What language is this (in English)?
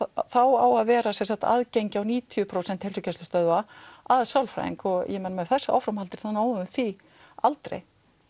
Icelandic